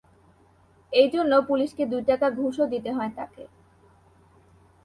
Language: Bangla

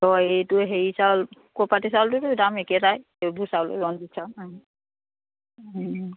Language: Assamese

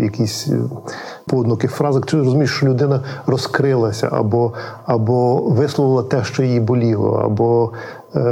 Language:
Ukrainian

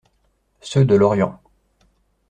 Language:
French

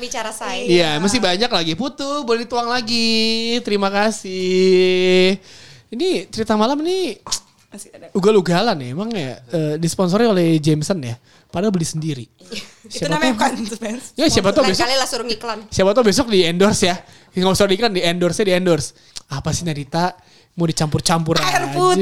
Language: Indonesian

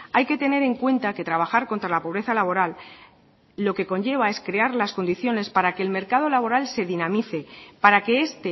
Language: Spanish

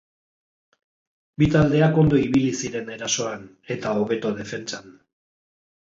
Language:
Basque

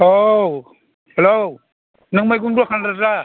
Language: Bodo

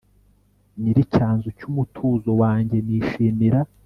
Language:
Kinyarwanda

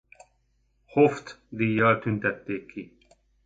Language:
Hungarian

